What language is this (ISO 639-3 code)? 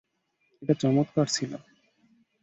ben